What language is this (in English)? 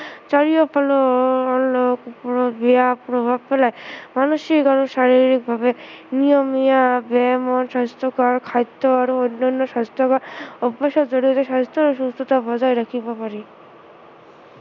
Assamese